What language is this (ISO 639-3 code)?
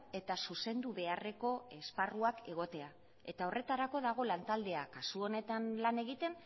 eus